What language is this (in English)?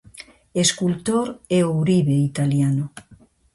Galician